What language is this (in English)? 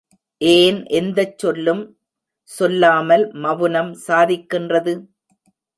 Tamil